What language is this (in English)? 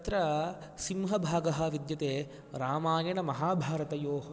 Sanskrit